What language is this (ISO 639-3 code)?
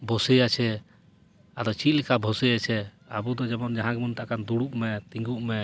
sat